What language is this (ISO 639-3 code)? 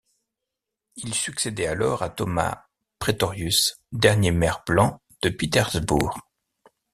fra